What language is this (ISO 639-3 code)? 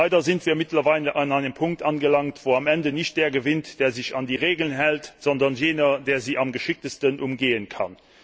deu